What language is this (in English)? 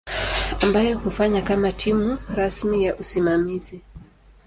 Swahili